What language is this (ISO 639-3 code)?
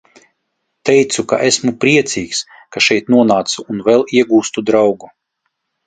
lav